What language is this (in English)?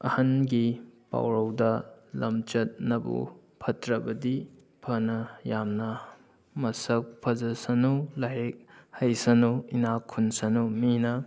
Manipuri